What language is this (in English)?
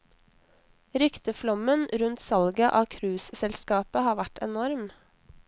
Norwegian